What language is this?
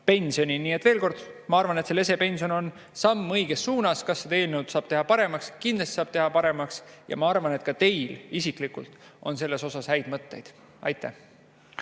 Estonian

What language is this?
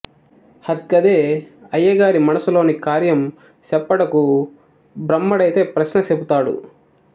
Telugu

